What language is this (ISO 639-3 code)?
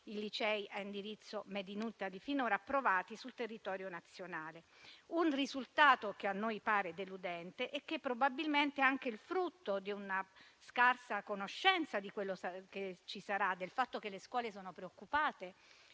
ita